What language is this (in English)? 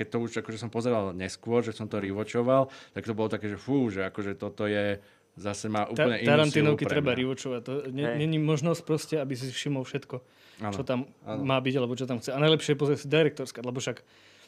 Slovak